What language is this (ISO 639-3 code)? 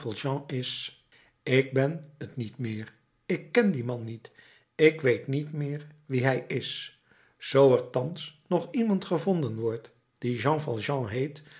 nld